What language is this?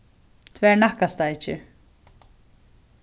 Faroese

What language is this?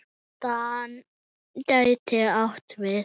Icelandic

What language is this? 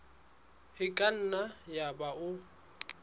Southern Sotho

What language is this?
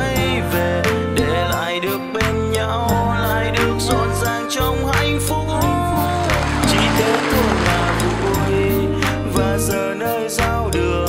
Vietnamese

